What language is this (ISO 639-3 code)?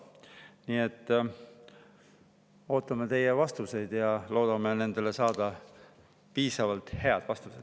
est